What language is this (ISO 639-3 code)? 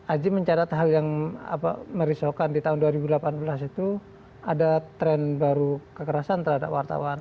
ind